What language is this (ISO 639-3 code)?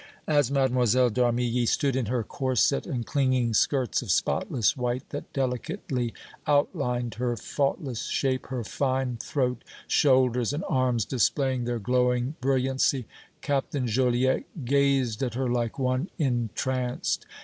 eng